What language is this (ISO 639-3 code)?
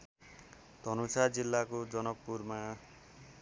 nep